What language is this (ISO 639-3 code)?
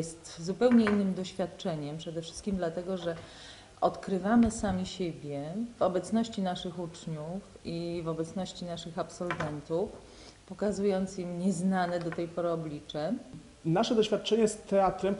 pol